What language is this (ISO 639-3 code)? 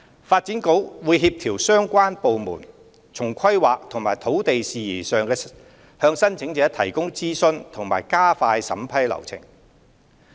yue